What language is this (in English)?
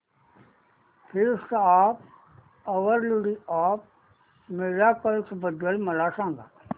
Marathi